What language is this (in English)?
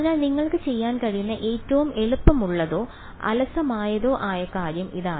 Malayalam